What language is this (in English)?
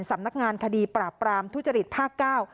Thai